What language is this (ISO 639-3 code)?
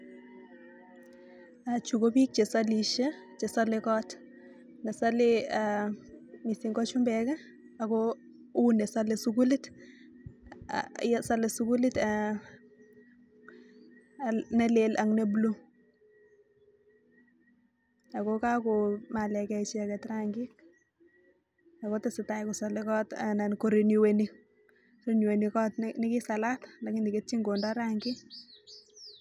kln